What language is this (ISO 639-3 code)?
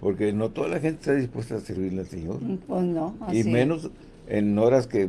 spa